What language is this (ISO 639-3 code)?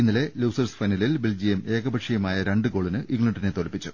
mal